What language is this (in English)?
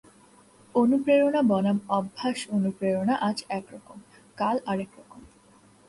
Bangla